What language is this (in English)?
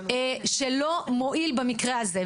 Hebrew